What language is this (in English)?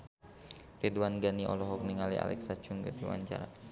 Sundanese